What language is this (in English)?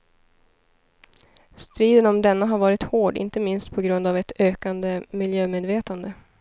Swedish